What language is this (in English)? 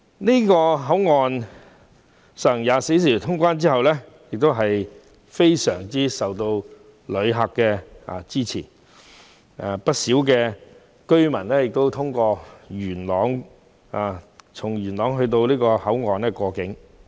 Cantonese